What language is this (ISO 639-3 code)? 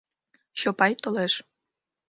chm